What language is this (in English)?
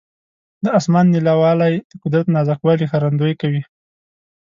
Pashto